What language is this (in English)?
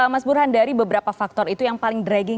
Indonesian